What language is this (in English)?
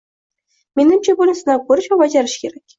Uzbek